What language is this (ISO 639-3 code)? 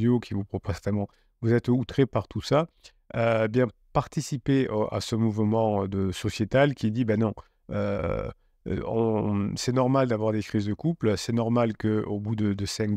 fra